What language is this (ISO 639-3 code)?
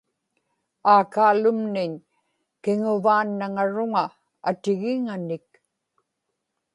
ipk